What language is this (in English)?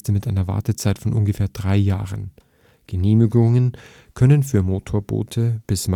German